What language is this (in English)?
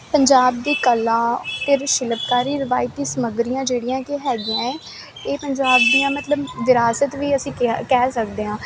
Punjabi